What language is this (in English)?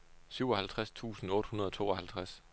Danish